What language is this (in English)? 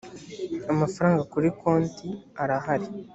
Kinyarwanda